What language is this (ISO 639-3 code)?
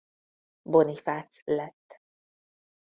hun